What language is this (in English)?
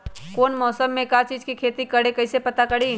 Magahi